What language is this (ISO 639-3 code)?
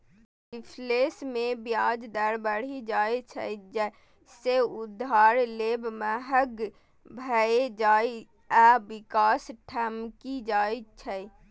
mai